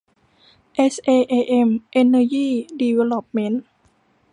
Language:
Thai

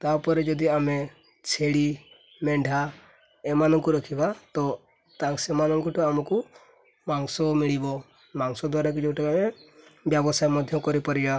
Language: Odia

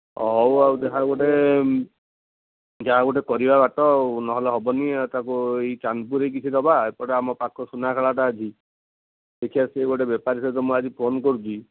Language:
Odia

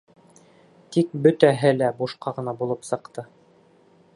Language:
Bashkir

